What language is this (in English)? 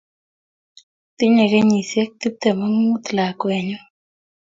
Kalenjin